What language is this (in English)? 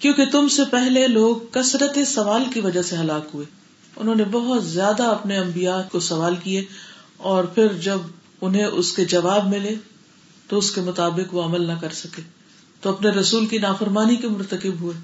Urdu